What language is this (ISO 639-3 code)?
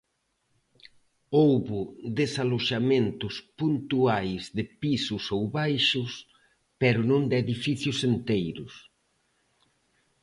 glg